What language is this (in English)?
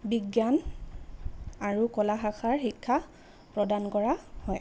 Assamese